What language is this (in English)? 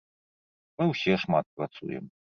Belarusian